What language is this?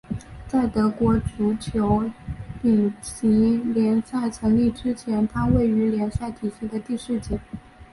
Chinese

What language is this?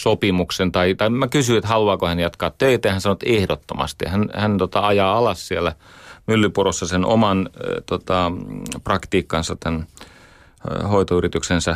Finnish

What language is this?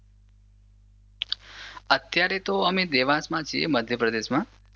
Gujarati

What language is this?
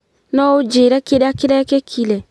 Kikuyu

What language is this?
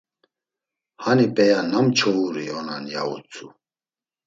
Laz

